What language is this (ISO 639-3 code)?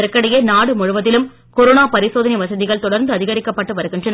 tam